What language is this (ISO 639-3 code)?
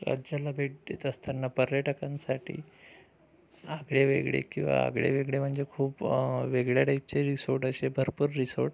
mar